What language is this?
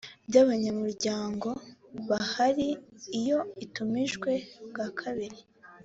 Kinyarwanda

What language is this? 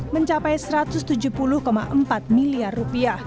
Indonesian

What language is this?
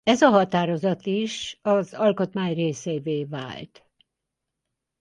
Hungarian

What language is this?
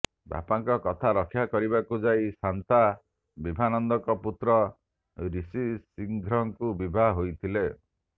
Odia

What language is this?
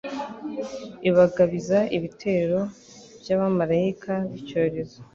Kinyarwanda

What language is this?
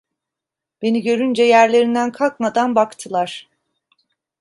Turkish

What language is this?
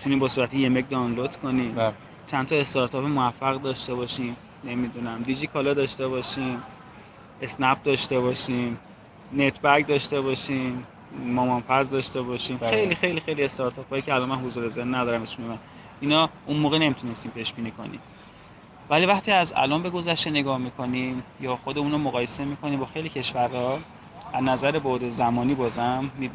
Persian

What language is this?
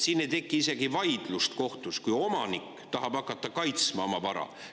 Estonian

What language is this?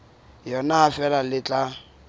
Southern Sotho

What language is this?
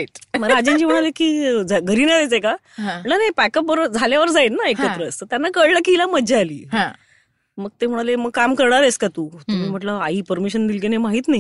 Marathi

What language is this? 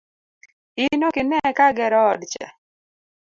Luo (Kenya and Tanzania)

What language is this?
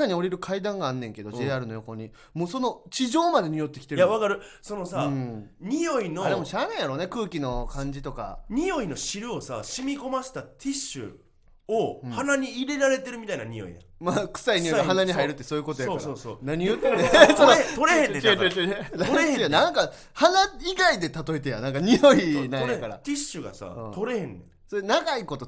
Japanese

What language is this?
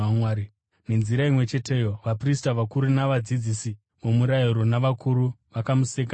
Shona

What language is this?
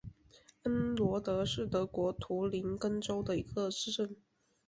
Chinese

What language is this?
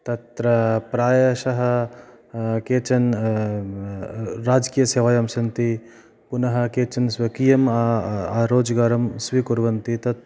Sanskrit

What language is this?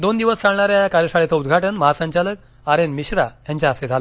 Marathi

